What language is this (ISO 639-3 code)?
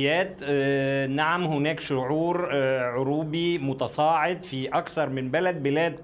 ara